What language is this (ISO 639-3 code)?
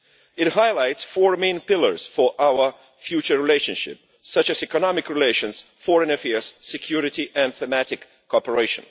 eng